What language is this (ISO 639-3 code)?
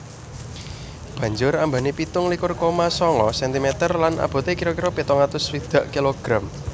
jav